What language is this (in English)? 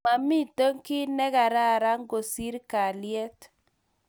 Kalenjin